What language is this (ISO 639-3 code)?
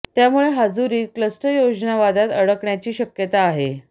mar